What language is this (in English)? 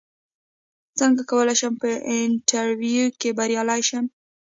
Pashto